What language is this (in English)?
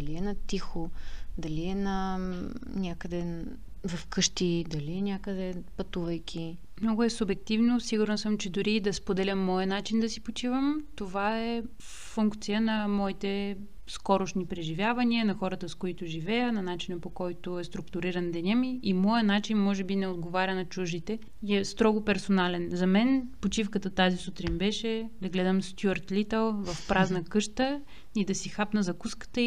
Bulgarian